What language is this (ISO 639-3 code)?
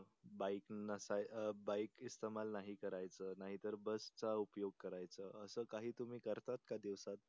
mar